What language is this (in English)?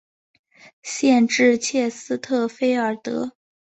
Chinese